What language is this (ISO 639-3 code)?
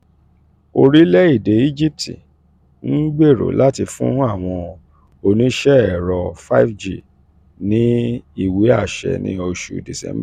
yor